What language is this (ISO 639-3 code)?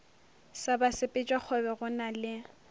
nso